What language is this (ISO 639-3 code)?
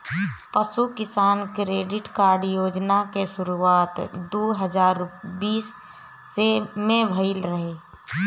bho